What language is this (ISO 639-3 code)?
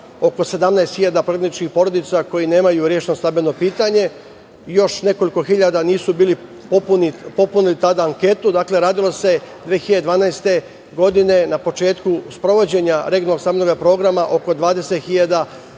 srp